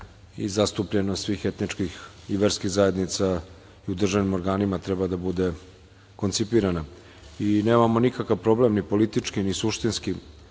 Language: Serbian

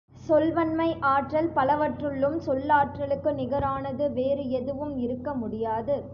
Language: Tamil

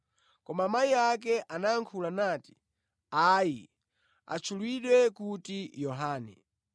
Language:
Nyanja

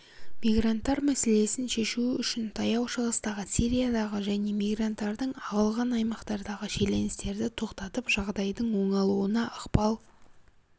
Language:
Kazakh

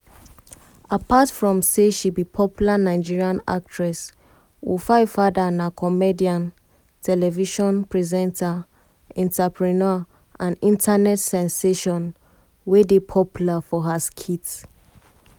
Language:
Nigerian Pidgin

